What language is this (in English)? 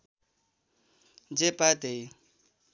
Nepali